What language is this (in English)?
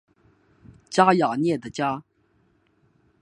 Chinese